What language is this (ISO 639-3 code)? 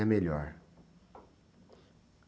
por